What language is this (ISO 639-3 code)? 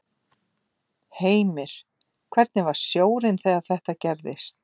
isl